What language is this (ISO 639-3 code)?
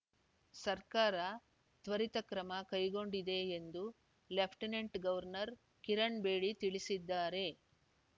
kan